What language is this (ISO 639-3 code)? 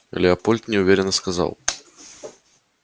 rus